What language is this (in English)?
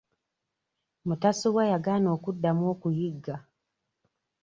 Ganda